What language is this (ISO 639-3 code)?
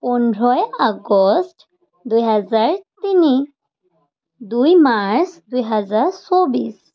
asm